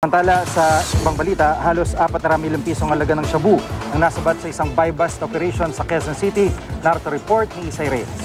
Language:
Filipino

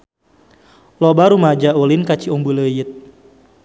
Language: Sundanese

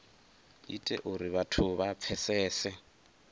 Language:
Venda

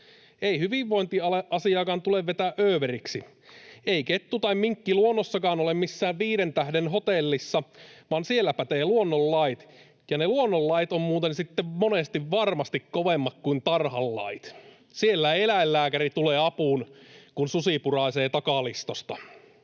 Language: Finnish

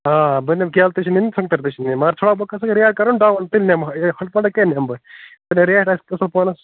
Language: Kashmiri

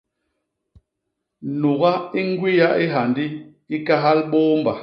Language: Basaa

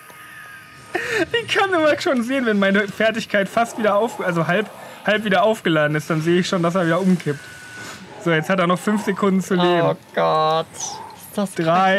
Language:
German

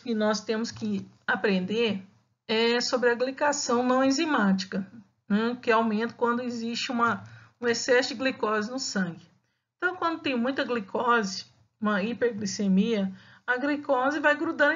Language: Portuguese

